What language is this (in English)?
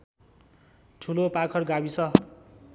Nepali